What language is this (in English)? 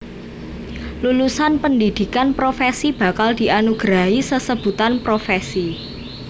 Javanese